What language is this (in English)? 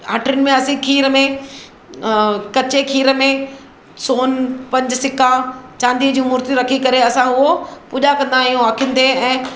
Sindhi